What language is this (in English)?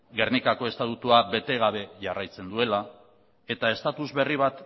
Basque